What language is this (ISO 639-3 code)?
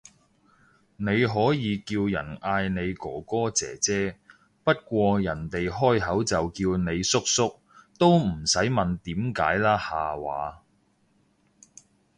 yue